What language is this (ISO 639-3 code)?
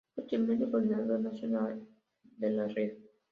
spa